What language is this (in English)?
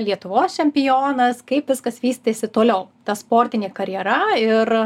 Lithuanian